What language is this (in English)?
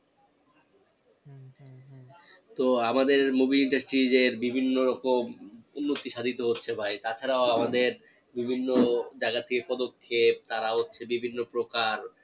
Bangla